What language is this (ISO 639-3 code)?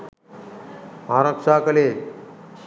sin